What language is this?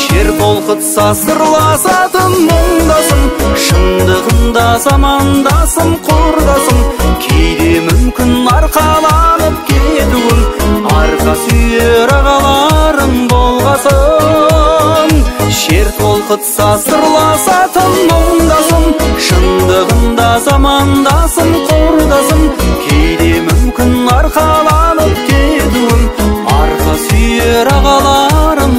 Turkish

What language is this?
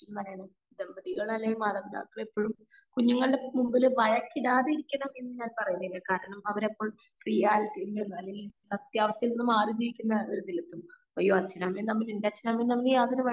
Malayalam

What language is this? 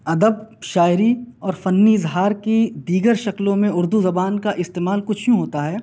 Urdu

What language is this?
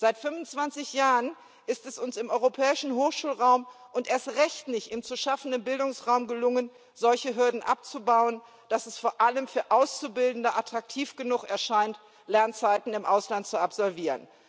German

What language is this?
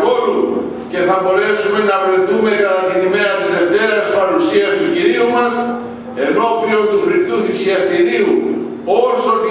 Greek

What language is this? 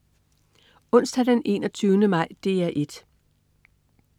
Danish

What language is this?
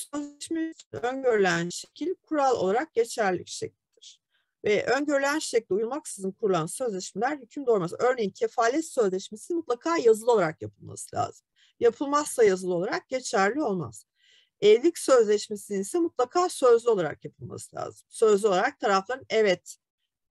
Turkish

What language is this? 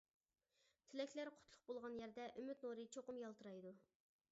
Uyghur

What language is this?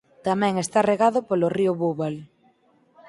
Galician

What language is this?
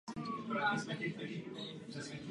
Czech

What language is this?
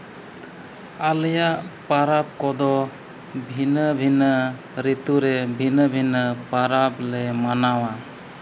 Santali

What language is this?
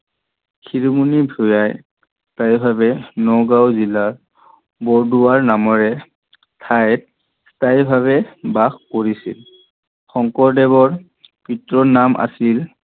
Assamese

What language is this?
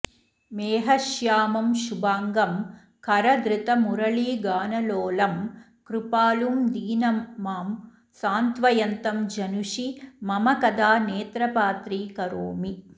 Sanskrit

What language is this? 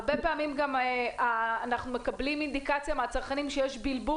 Hebrew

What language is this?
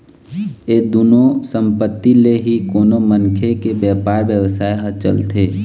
Chhattisgarhi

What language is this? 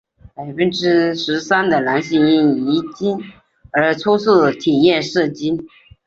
Chinese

